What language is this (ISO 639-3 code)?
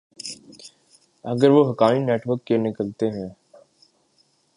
urd